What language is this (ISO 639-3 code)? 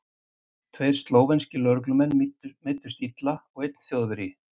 isl